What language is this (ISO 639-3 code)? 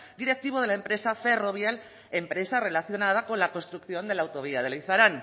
spa